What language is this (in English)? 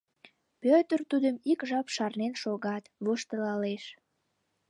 Mari